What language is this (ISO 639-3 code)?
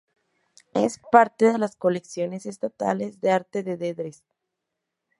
spa